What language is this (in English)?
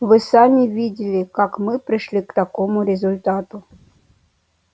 Russian